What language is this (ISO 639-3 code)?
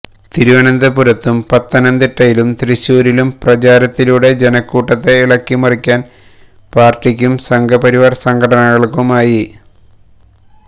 mal